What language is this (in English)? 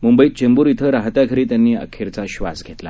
Marathi